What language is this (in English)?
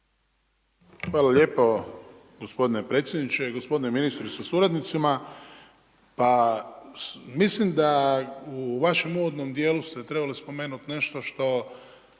Croatian